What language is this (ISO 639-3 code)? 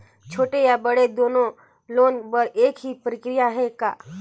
hne